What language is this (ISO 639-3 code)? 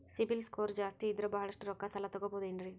kan